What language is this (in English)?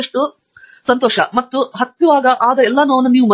Kannada